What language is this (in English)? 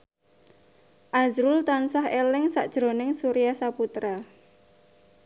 Javanese